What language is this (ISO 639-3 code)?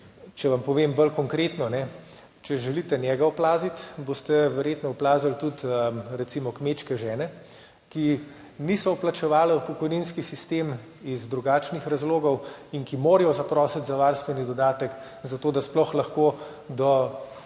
slv